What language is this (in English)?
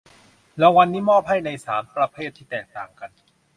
Thai